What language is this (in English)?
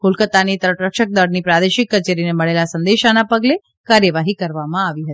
Gujarati